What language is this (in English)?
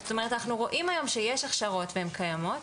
Hebrew